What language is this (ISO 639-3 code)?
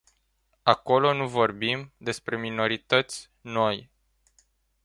ron